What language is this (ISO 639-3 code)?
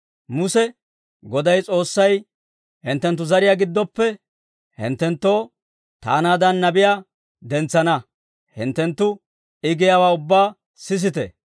dwr